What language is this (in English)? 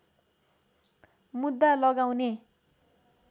Nepali